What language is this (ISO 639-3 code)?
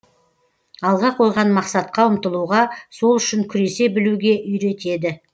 kaz